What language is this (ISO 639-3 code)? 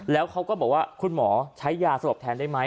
tha